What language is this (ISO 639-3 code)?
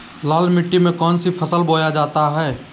mag